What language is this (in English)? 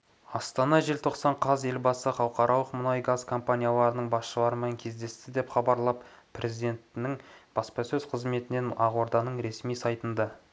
Kazakh